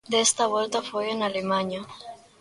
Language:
Galician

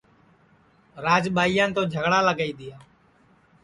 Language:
Sansi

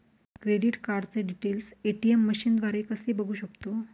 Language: Marathi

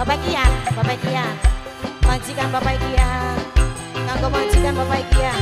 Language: Indonesian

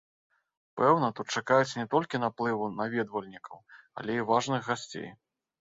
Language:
Belarusian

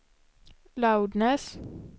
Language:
Swedish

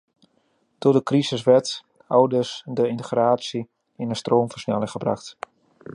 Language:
Dutch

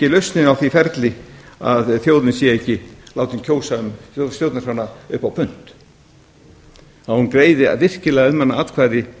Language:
Icelandic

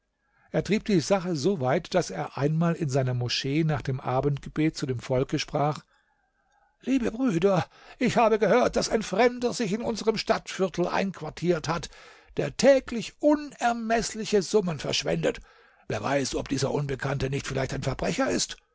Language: German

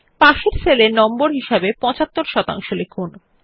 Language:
Bangla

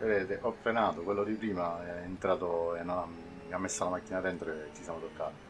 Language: Italian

